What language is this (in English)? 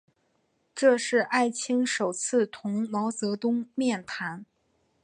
Chinese